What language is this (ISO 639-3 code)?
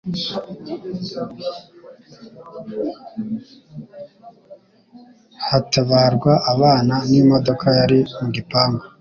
kin